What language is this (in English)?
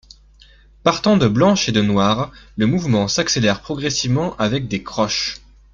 French